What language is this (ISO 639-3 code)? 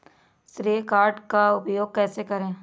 hin